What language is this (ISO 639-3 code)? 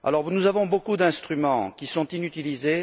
fra